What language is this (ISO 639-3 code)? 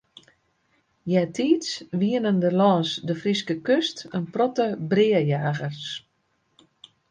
fry